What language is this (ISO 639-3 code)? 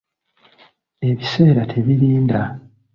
lug